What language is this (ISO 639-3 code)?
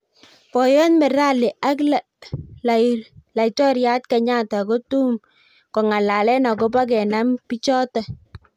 kln